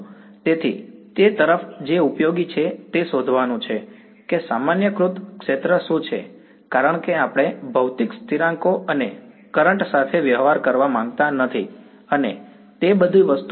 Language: Gujarati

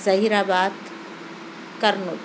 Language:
Urdu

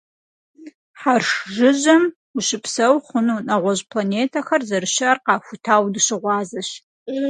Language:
Kabardian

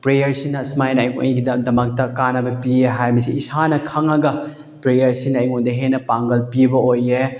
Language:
Manipuri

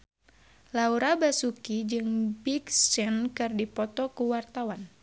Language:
Sundanese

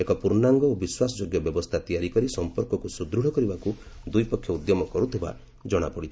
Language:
Odia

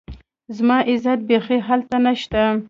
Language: Pashto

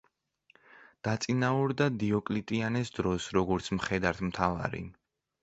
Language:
Georgian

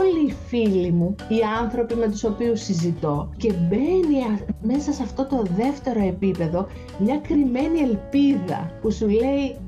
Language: Greek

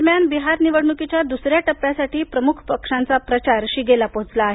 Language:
Marathi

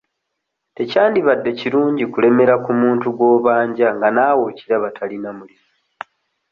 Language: Ganda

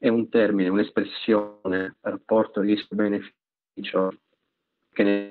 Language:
Italian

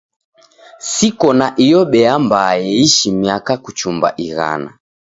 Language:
Taita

